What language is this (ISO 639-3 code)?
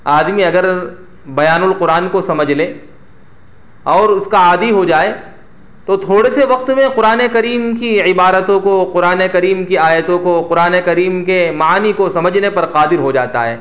urd